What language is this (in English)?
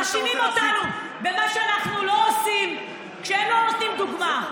Hebrew